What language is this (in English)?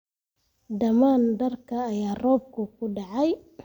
Somali